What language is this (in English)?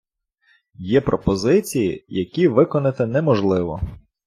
Ukrainian